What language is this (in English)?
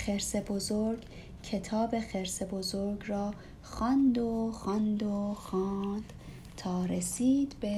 Persian